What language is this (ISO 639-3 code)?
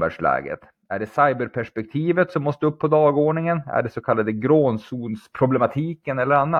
swe